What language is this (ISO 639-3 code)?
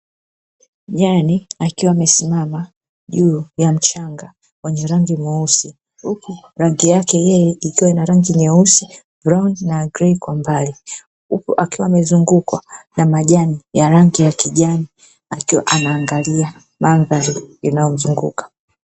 swa